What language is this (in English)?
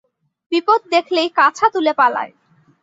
Bangla